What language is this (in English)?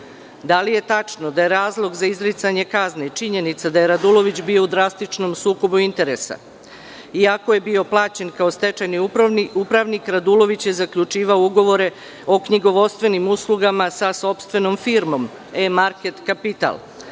Serbian